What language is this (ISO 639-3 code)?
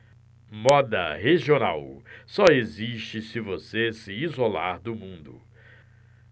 por